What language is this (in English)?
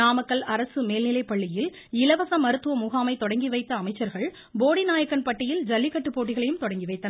Tamil